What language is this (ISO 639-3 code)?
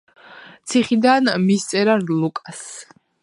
kat